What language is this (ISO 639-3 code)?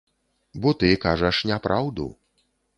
bel